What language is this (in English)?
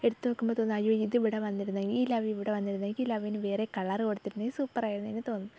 Malayalam